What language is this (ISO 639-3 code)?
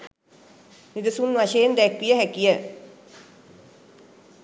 sin